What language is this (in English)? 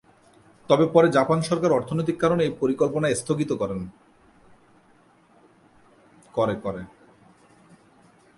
Bangla